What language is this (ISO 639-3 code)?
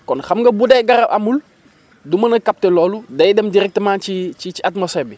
wol